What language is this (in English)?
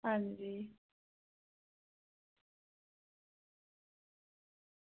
Dogri